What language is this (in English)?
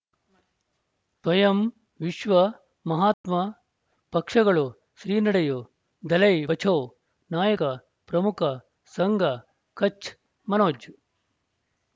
Kannada